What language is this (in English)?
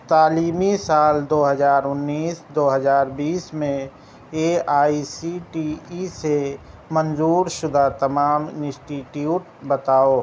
Urdu